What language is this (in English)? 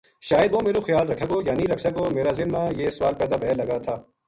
Gujari